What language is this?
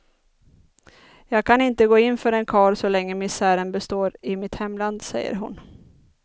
Swedish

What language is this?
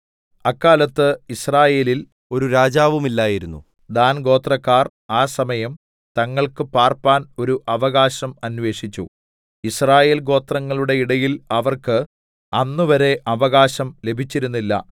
Malayalam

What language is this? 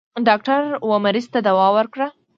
Pashto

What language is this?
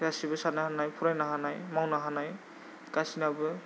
Bodo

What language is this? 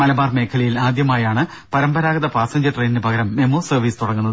Malayalam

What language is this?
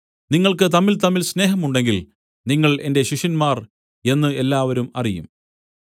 Malayalam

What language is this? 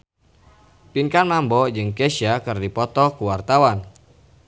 Sundanese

